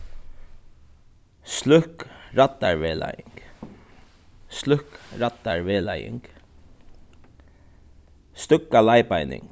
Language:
Faroese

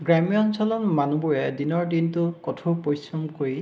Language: Assamese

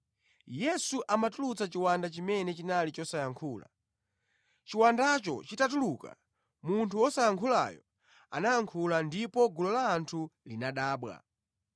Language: Nyanja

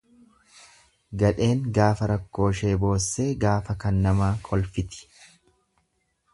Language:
Oromo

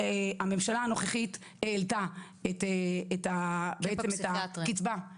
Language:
Hebrew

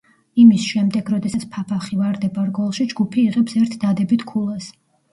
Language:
Georgian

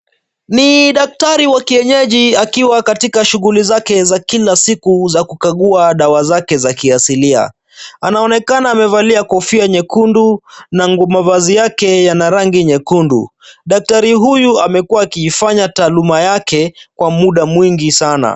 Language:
Swahili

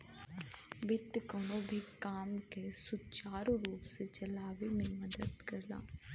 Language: Bhojpuri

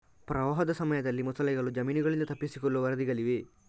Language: Kannada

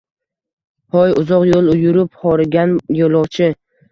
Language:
Uzbek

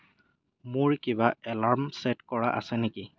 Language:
Assamese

